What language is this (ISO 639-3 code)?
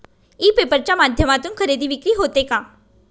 mar